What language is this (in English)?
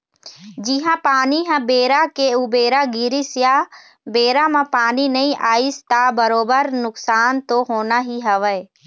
Chhattisgarhi